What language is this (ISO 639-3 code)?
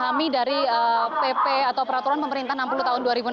ind